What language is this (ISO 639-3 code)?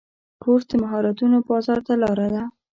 pus